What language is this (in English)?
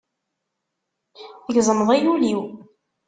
Kabyle